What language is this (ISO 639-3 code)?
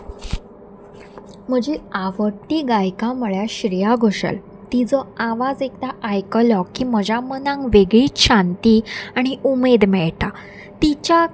kok